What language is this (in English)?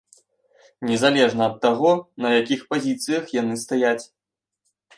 Belarusian